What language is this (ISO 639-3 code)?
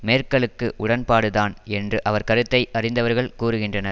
tam